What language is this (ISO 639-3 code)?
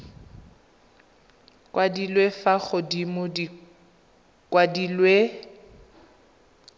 tsn